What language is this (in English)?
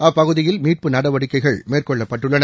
Tamil